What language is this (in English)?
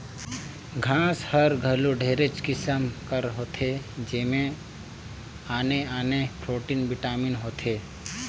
Chhattisgarhi